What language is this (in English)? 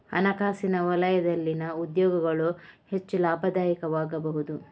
Kannada